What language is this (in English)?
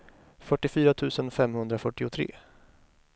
Swedish